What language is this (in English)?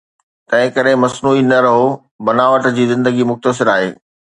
Sindhi